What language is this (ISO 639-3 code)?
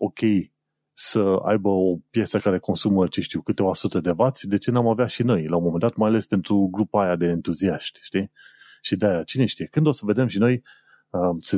ron